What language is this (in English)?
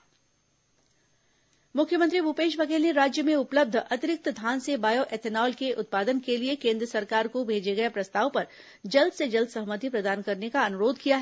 Hindi